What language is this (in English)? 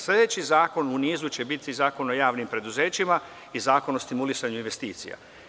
Serbian